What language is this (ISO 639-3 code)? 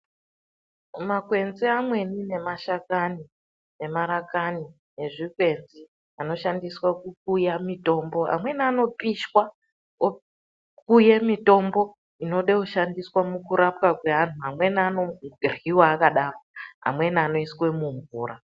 ndc